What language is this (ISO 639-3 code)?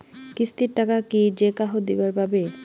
ben